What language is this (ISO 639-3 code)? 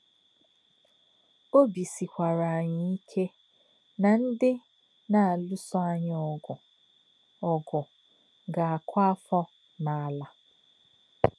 ibo